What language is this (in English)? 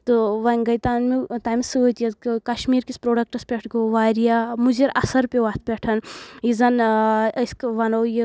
Kashmiri